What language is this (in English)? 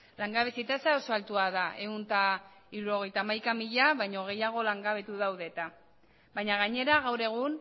Basque